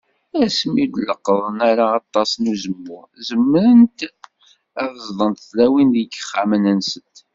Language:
Kabyle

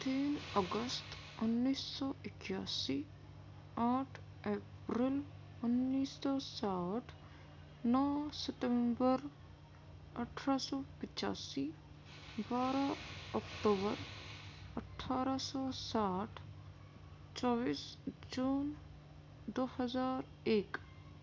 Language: Urdu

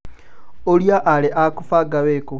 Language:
Kikuyu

